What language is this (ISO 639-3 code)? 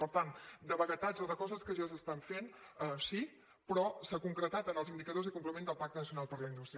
cat